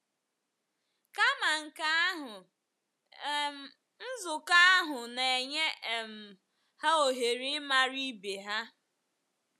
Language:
Igbo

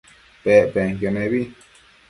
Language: Matsés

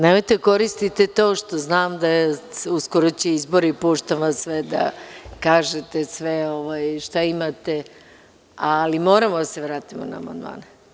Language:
Serbian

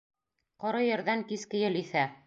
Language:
Bashkir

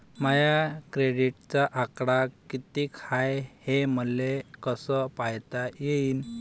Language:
Marathi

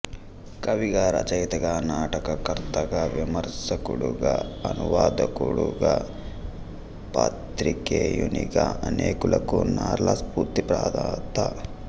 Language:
Telugu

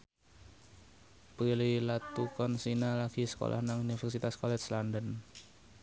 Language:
Javanese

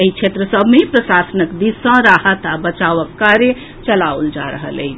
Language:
Maithili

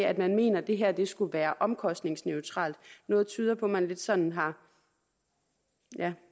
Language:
Danish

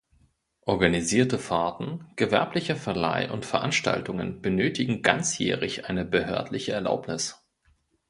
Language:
German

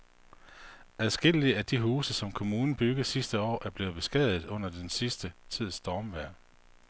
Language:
Danish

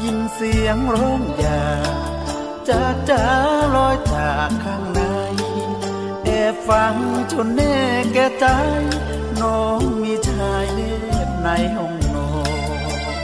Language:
Thai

